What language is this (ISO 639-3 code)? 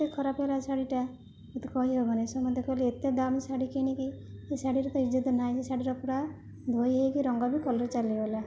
ori